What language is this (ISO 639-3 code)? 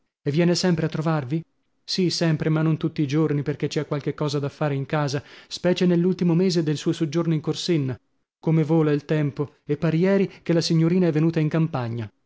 ita